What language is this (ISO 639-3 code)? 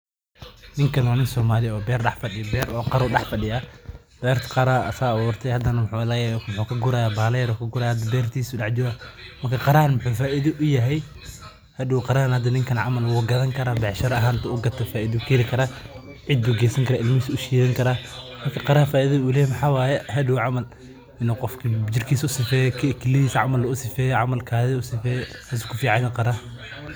som